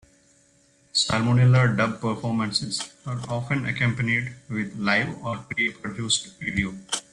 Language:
English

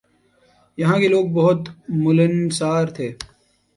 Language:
Urdu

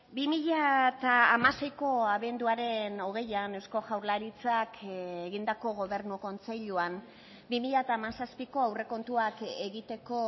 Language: Basque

